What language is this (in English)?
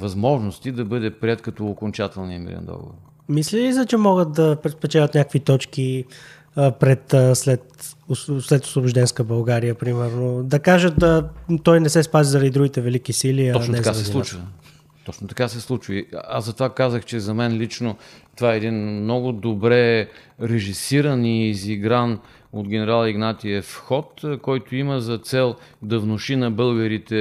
Bulgarian